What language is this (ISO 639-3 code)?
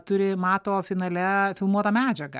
lit